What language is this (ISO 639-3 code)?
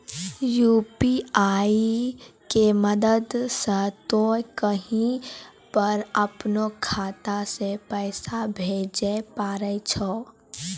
mai